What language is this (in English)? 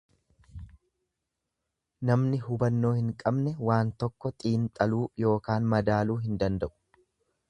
Oromo